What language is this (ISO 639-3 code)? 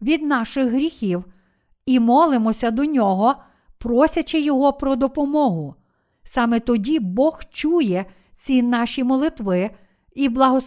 ukr